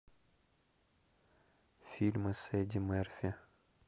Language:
Russian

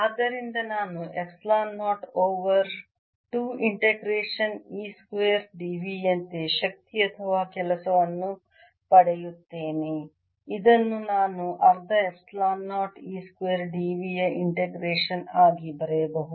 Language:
Kannada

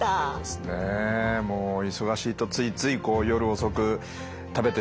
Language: Japanese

